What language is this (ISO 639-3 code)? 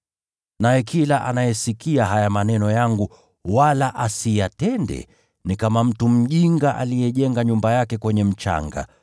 swa